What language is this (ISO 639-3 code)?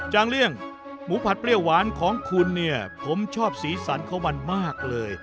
tha